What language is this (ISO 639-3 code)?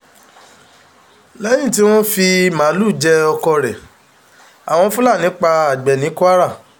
yor